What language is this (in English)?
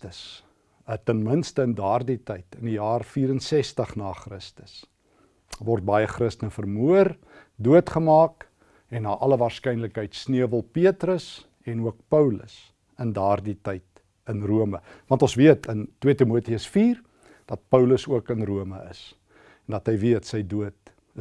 Dutch